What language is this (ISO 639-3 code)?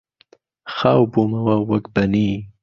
ckb